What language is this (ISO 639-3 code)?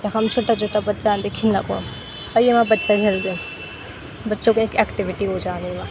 gbm